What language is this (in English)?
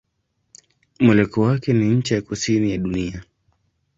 Swahili